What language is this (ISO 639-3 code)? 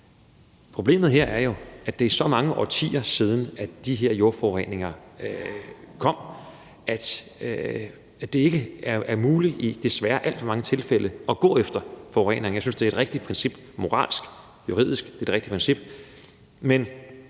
dan